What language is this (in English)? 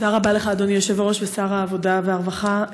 Hebrew